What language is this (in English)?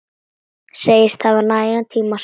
Icelandic